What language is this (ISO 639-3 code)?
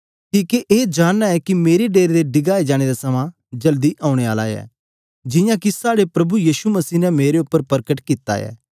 doi